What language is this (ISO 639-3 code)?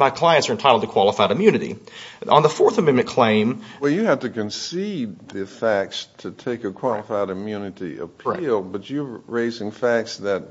eng